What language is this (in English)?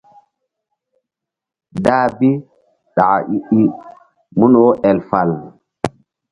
Mbum